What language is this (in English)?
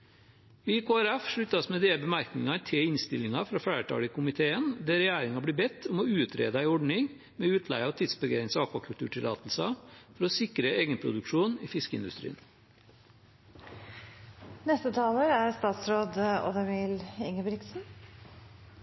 Norwegian Bokmål